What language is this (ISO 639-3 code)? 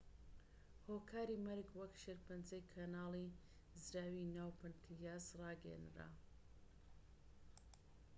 ckb